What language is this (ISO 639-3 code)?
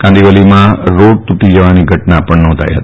guj